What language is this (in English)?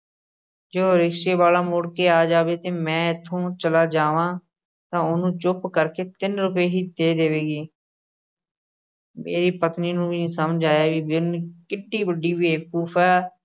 Punjabi